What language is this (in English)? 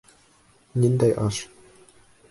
Bashkir